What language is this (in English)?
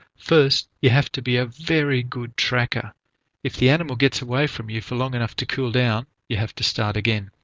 English